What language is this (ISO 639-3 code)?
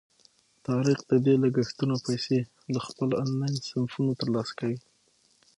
pus